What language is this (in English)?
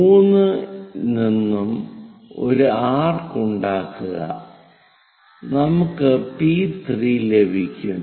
Malayalam